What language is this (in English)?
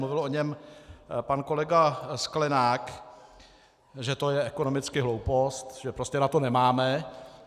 Czech